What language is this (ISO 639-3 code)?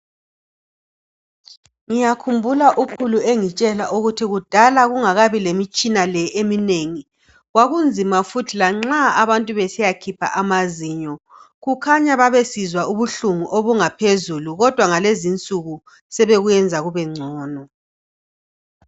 nde